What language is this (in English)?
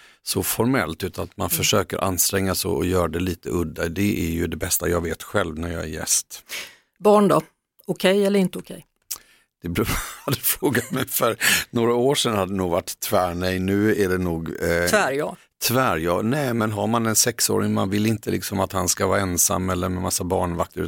Swedish